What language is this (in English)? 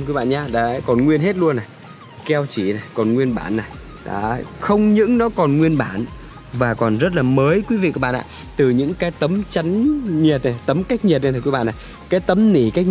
Vietnamese